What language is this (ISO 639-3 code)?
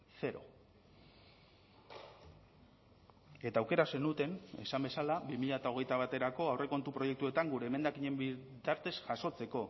eus